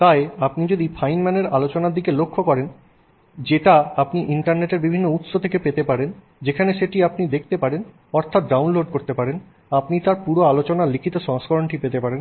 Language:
Bangla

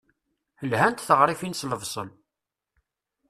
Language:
Kabyle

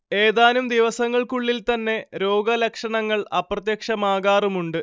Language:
Malayalam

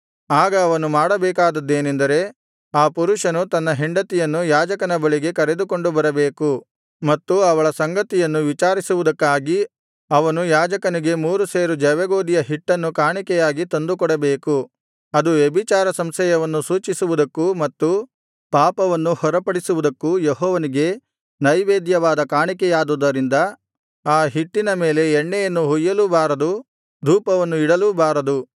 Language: Kannada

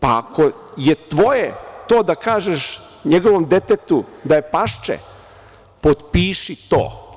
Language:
Serbian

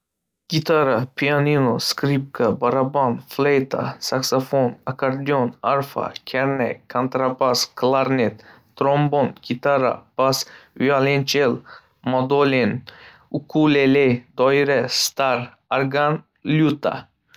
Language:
Uzbek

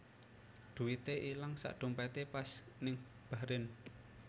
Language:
Javanese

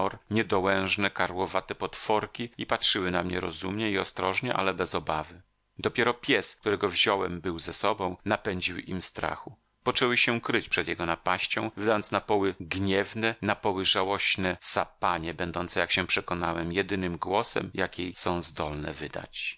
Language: Polish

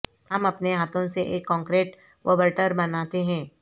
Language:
Urdu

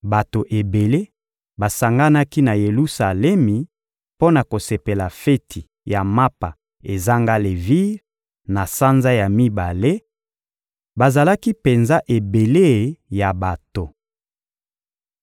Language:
Lingala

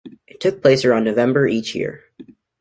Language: English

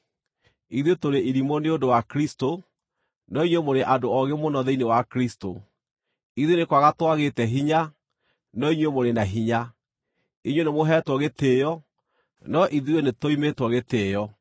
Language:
Kikuyu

